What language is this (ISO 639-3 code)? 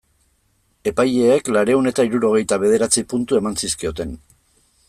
eus